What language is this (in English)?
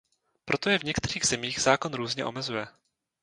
Czech